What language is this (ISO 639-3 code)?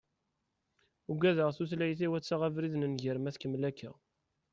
kab